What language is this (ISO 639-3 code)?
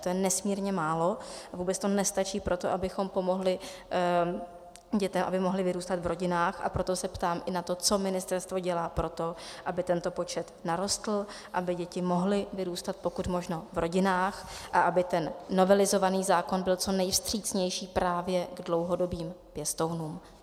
ces